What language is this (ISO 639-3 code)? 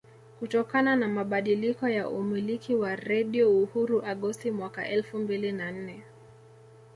swa